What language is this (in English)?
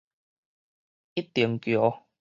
Min Nan Chinese